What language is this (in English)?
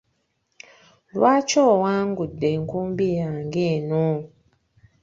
Ganda